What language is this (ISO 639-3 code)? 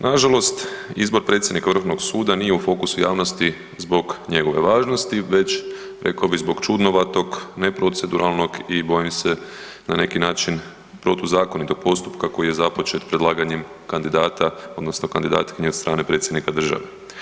hrv